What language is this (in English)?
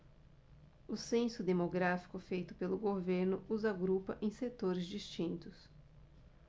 Portuguese